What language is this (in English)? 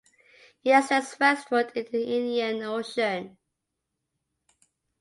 English